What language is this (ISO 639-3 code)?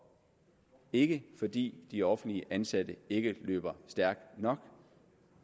dan